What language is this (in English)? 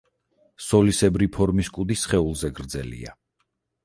Georgian